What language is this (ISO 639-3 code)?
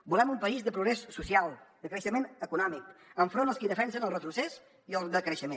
cat